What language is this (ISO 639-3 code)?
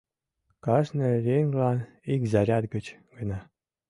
chm